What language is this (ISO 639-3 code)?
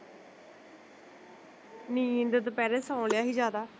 pan